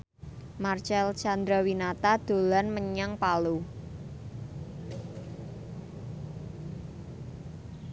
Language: Javanese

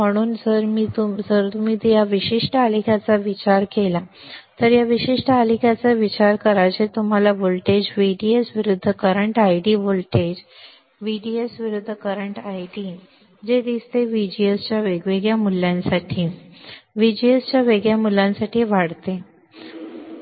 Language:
Marathi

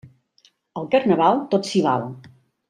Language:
Catalan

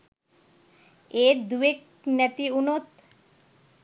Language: Sinhala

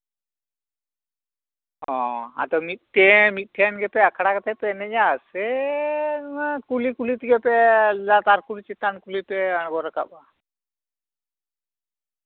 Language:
Santali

